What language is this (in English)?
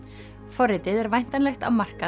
Icelandic